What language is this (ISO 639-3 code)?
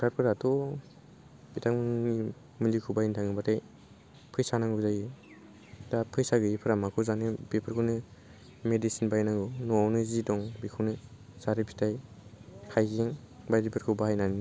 brx